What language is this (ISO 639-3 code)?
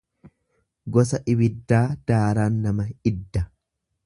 orm